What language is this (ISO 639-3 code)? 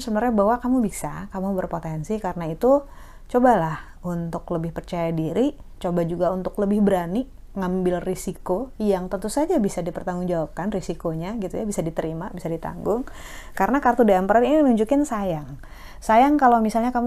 ind